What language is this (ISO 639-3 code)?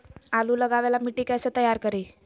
mag